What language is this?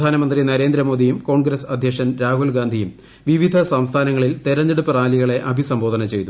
Malayalam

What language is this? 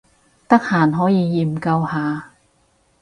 Cantonese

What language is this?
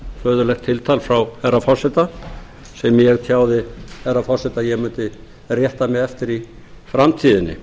Icelandic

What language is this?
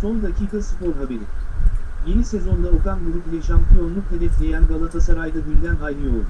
Turkish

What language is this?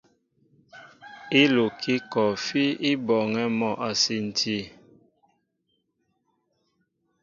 Mbo (Cameroon)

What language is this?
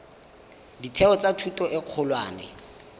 Tswana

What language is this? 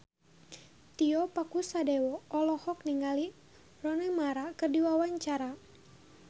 Sundanese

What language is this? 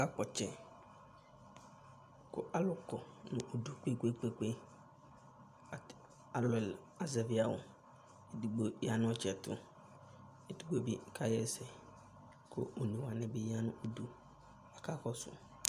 Ikposo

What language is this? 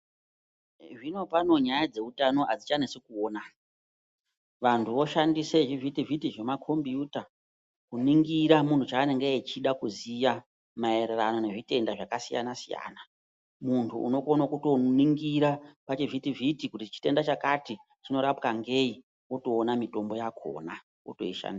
Ndau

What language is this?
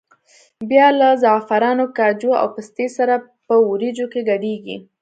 Pashto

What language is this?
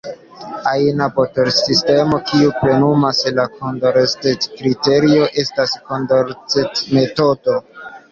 Esperanto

